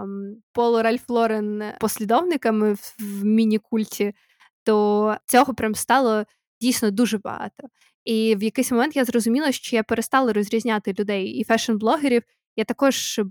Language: Ukrainian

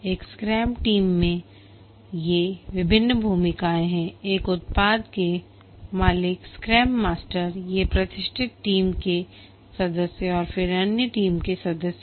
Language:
Hindi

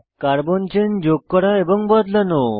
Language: Bangla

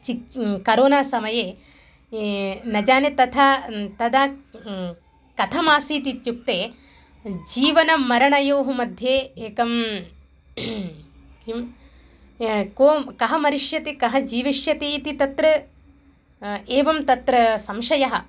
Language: Sanskrit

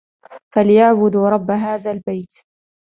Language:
Arabic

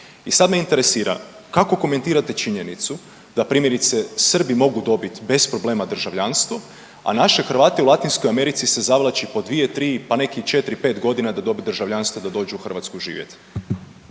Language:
Croatian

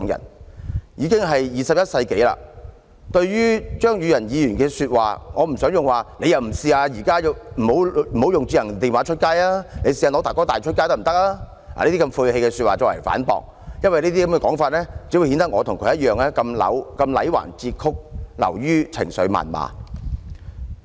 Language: Cantonese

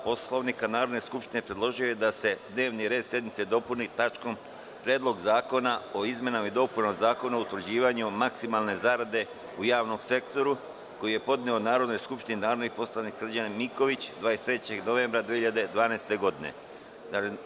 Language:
Serbian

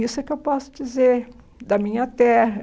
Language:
Portuguese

